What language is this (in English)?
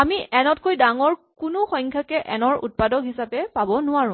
Assamese